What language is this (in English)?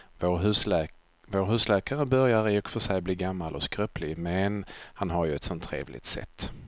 Swedish